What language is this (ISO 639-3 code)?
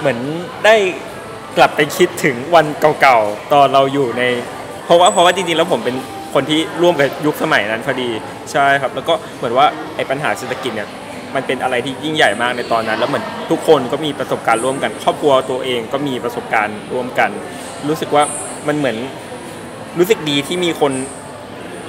tha